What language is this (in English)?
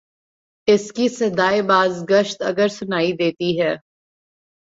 Urdu